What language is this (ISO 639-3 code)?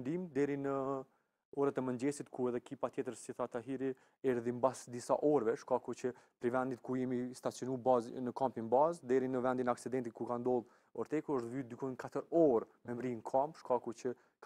ron